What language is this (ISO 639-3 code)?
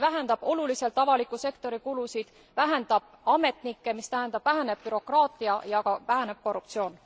est